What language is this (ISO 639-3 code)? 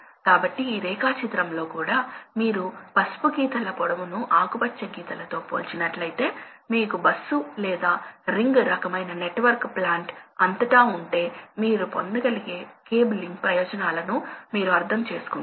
tel